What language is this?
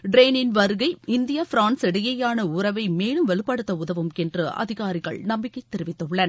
Tamil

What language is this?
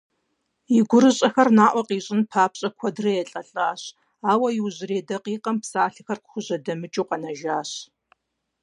Kabardian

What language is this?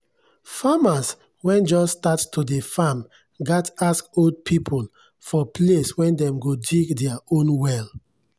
Nigerian Pidgin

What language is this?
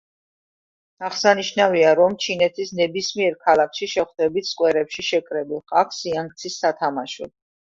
Georgian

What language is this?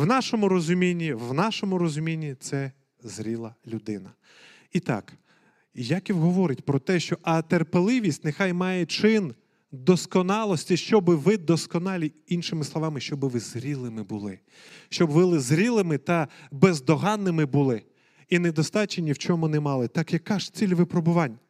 Ukrainian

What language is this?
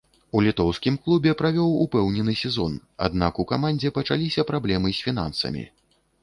Belarusian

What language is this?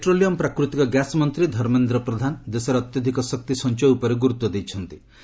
Odia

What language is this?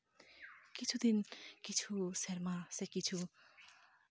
Santali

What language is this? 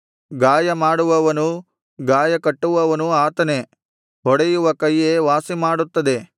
Kannada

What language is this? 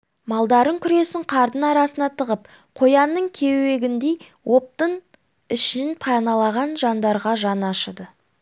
Kazakh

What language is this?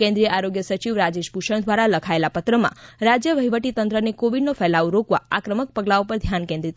Gujarati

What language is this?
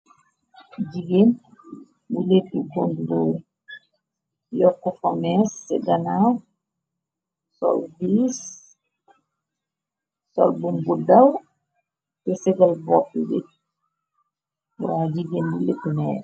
Wolof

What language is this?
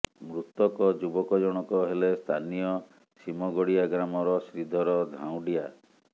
Odia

